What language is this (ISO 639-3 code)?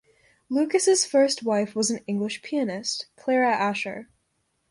eng